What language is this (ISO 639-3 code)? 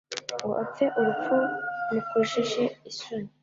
kin